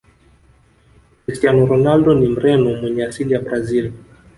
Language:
Swahili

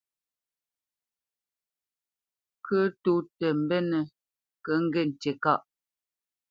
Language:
Bamenyam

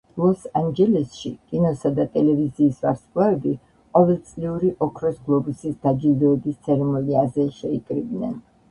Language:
Georgian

